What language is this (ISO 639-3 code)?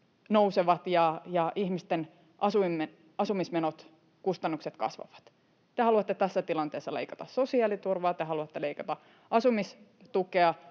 fin